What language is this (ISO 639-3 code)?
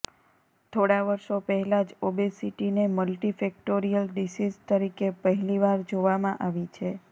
guj